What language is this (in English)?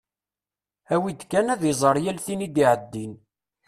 Kabyle